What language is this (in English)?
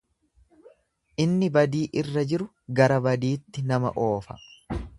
Oromo